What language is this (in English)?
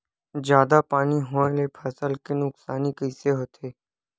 Chhattisgarhi